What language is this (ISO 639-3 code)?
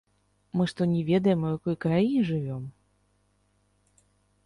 bel